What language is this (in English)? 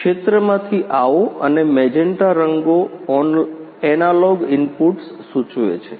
Gujarati